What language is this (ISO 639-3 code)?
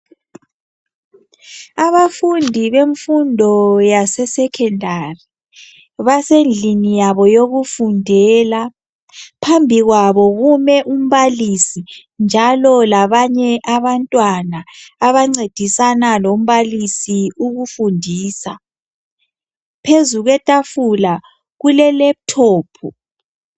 nde